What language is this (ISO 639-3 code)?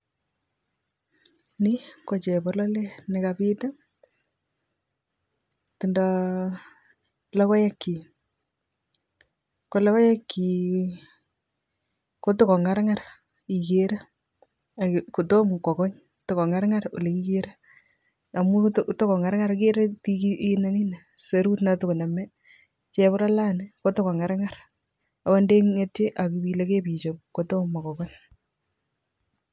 kln